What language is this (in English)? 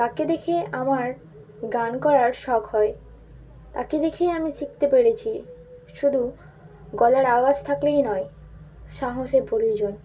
Bangla